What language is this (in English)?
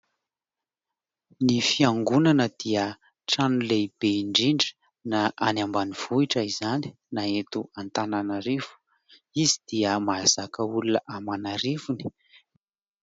Malagasy